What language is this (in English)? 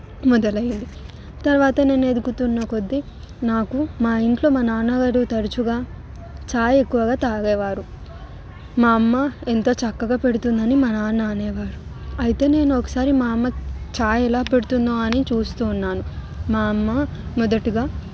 Telugu